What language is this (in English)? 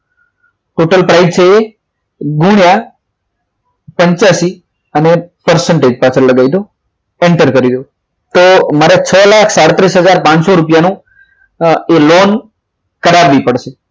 Gujarati